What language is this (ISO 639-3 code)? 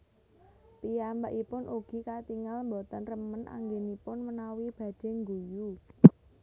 jav